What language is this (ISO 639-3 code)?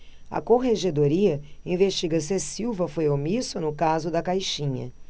por